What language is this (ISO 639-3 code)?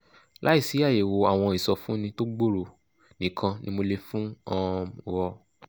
yor